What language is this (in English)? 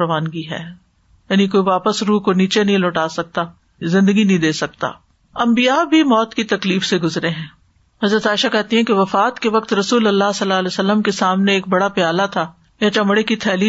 Urdu